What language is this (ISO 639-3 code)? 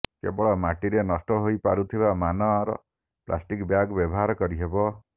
ori